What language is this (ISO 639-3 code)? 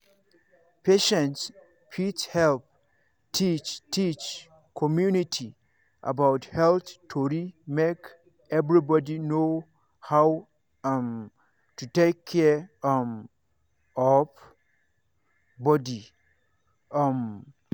pcm